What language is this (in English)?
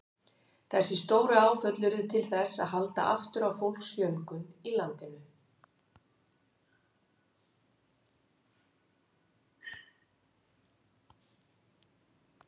Icelandic